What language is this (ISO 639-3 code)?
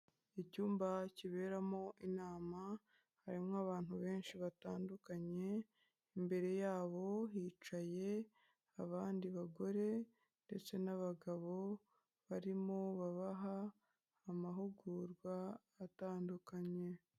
kin